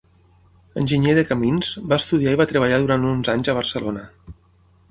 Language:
Catalan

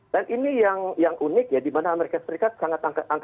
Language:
Indonesian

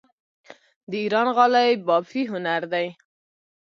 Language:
Pashto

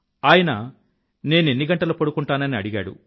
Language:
Telugu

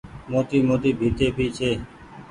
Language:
Goaria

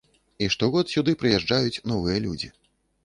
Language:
Belarusian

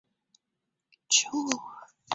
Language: Chinese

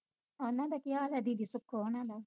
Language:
Punjabi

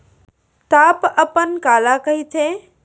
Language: Chhattisgarhi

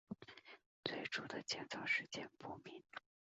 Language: Chinese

